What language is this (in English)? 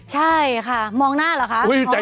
Thai